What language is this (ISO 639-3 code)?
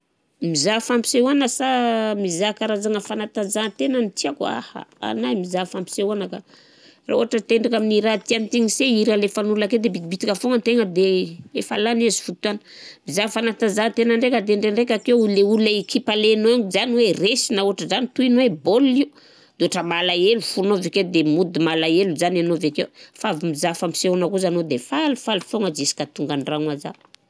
bzc